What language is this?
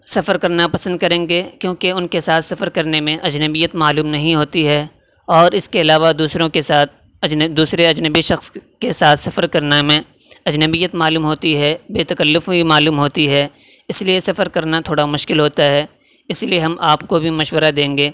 Urdu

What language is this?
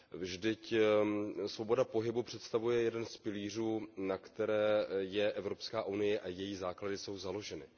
Czech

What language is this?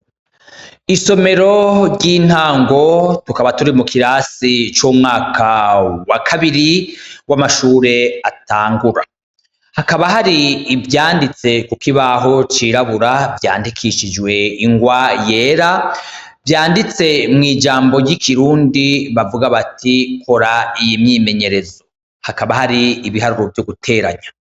Rundi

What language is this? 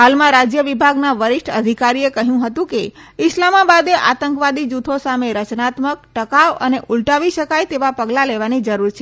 Gujarati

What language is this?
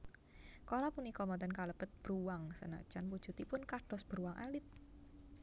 Javanese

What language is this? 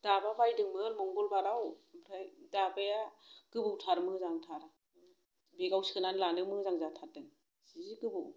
Bodo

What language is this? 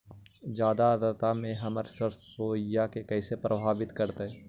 Magahi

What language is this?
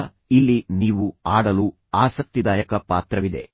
Kannada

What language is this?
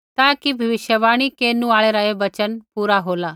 Kullu Pahari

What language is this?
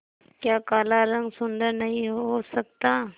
Hindi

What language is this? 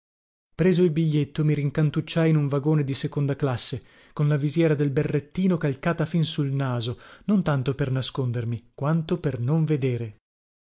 Italian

